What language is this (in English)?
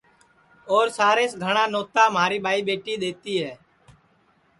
Sansi